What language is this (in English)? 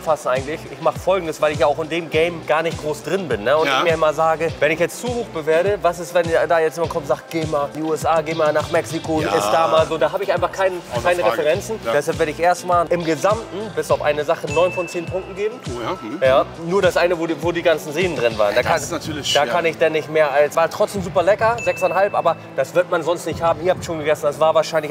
German